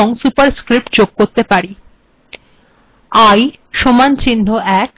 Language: Bangla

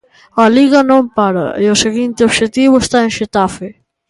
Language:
Galician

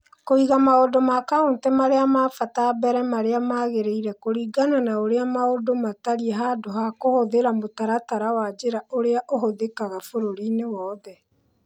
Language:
Kikuyu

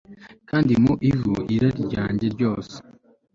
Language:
Kinyarwanda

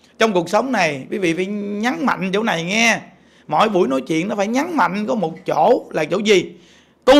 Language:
Vietnamese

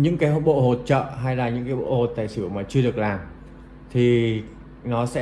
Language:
Vietnamese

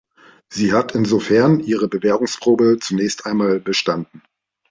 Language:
German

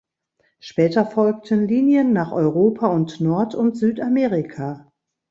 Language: German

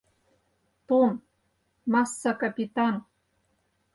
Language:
Mari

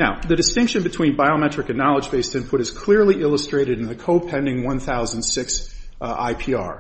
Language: English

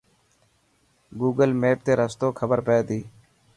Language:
Dhatki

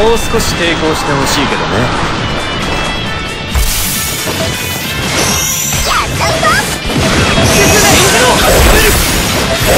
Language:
Japanese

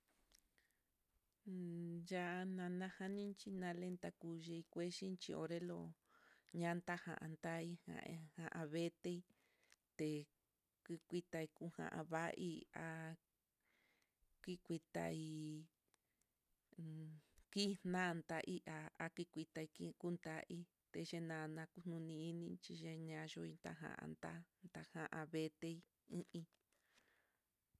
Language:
Mitlatongo Mixtec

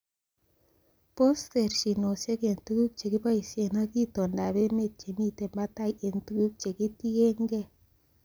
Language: Kalenjin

